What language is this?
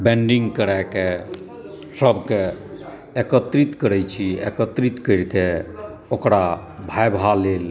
Maithili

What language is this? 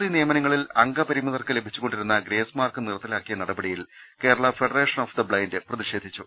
Malayalam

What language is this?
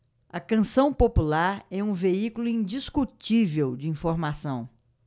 Portuguese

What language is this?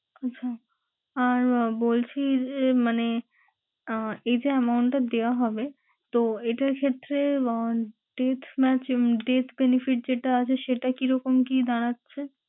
Bangla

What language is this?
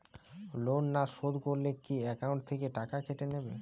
Bangla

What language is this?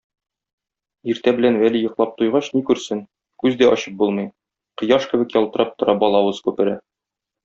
Tatar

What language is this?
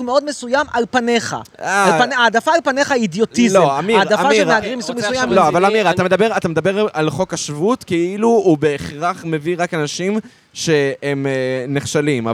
Hebrew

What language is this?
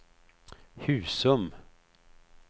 Swedish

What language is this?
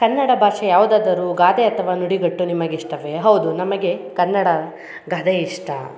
Kannada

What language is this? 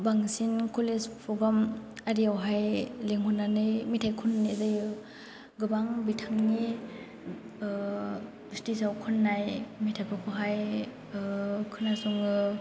Bodo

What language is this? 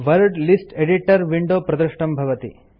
Sanskrit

